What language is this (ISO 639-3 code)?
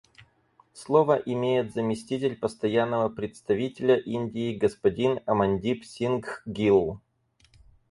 rus